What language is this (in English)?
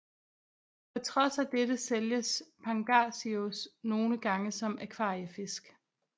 Danish